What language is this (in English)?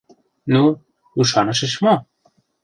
Mari